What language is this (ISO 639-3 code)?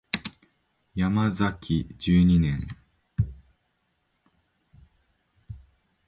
jpn